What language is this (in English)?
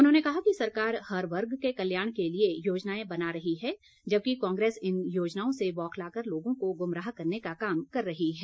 Hindi